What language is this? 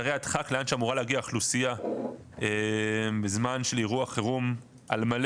Hebrew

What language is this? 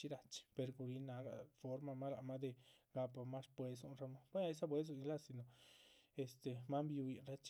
Chichicapan Zapotec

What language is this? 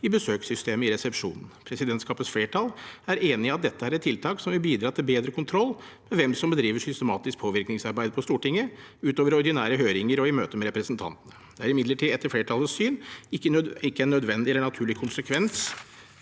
Norwegian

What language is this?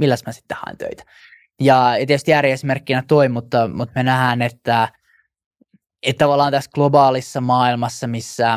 Finnish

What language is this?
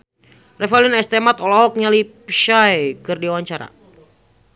Sundanese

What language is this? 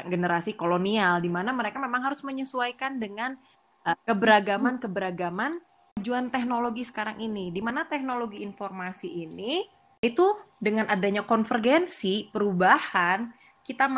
Indonesian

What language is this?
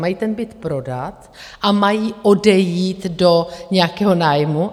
Czech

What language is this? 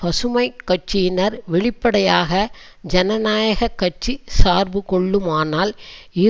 Tamil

